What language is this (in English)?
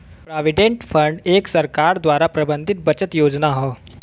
Bhojpuri